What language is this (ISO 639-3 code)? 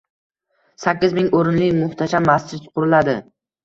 uzb